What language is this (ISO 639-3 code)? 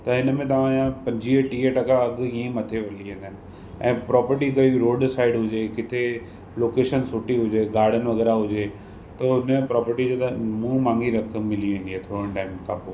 snd